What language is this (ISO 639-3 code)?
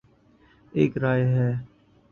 urd